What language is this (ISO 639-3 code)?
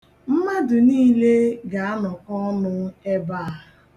ibo